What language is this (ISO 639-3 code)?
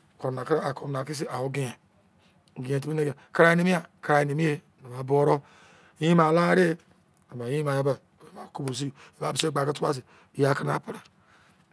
ijc